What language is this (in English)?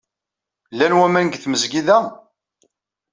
Kabyle